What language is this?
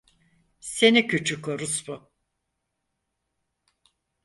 Turkish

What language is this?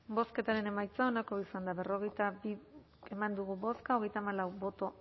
Basque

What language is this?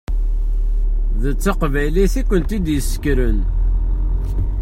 Kabyle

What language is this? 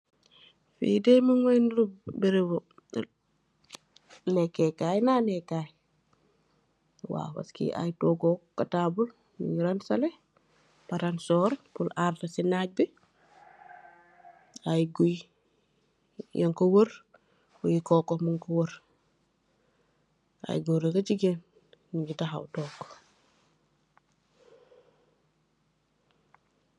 Wolof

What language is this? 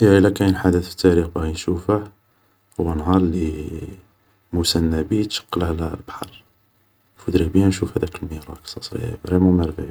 Algerian Arabic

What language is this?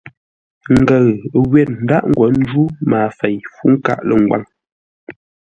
Ngombale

